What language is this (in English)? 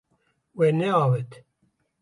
Kurdish